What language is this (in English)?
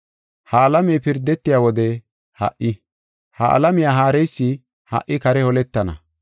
Gofa